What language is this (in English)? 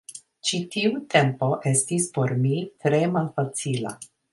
Esperanto